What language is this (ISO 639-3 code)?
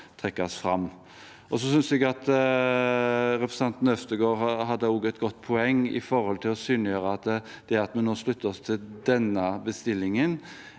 nor